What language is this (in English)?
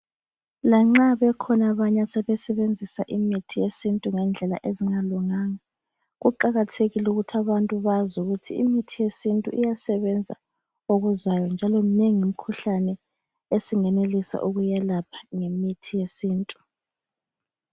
North Ndebele